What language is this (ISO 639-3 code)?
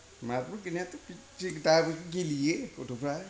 brx